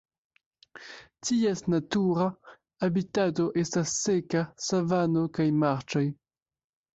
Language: Esperanto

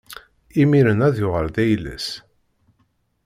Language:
Kabyle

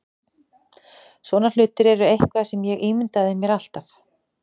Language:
Icelandic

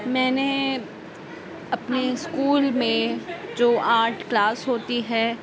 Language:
Urdu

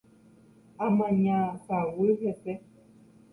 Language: Guarani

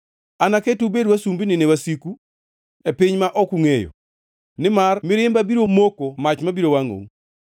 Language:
Luo (Kenya and Tanzania)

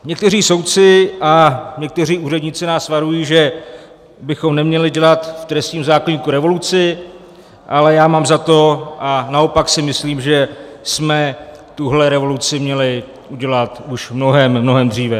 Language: Czech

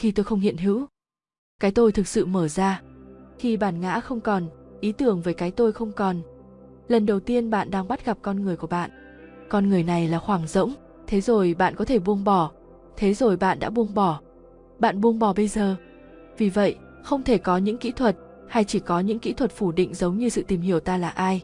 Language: Vietnamese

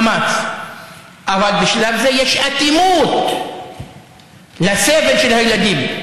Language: Hebrew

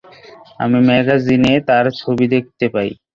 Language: Bangla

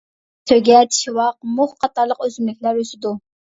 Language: Uyghur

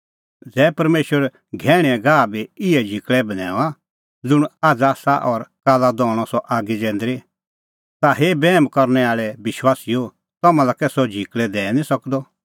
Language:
Kullu Pahari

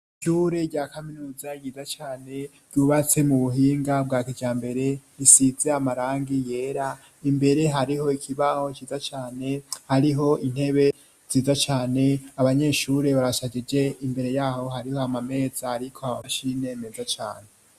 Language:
Rundi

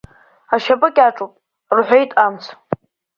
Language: Abkhazian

